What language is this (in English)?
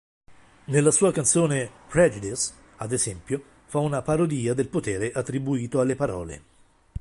Italian